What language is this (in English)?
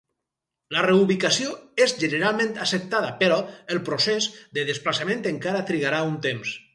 Catalan